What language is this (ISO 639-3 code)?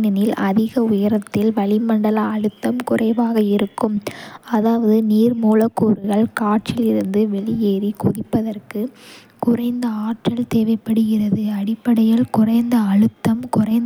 kfe